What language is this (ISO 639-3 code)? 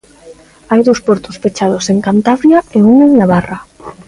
glg